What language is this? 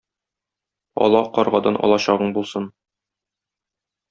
Tatar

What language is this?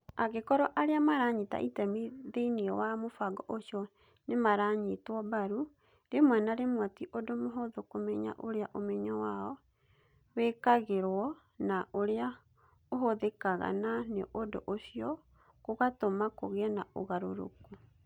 Kikuyu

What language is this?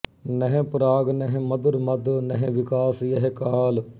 Punjabi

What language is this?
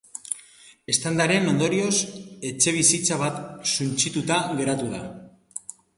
Basque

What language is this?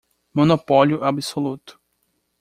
Portuguese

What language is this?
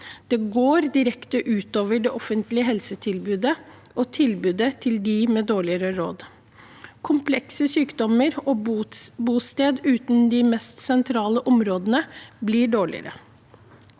Norwegian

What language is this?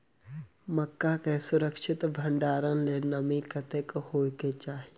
Maithili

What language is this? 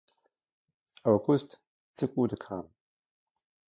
German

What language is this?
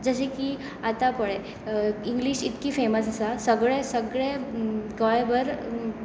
Konkani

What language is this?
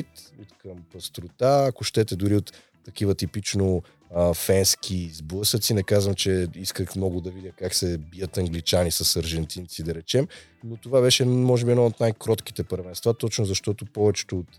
Bulgarian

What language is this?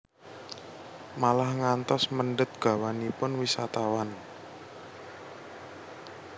Javanese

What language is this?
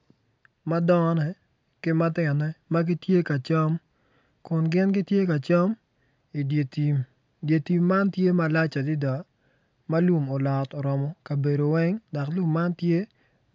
Acoli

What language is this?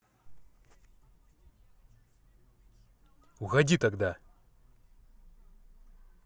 Russian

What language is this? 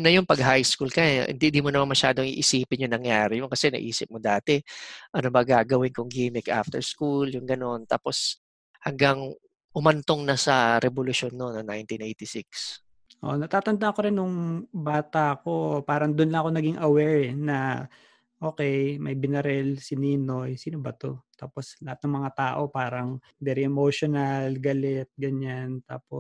Filipino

